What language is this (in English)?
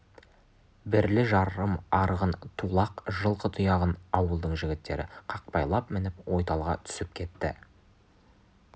Kazakh